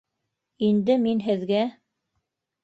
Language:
Bashkir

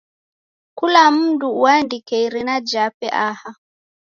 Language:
Taita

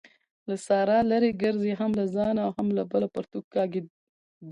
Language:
Pashto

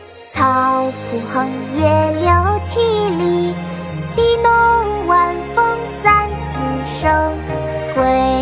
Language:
Chinese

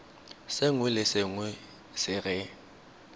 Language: Tswana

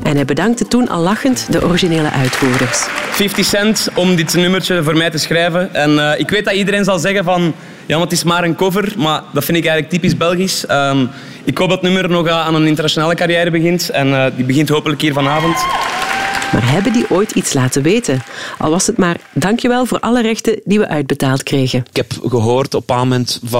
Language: Dutch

